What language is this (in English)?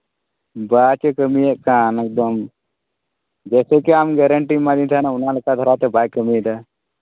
Santali